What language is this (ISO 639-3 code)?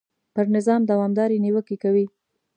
pus